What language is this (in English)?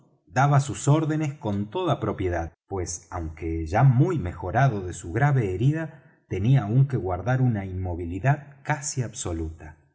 Spanish